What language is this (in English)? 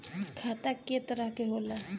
Bhojpuri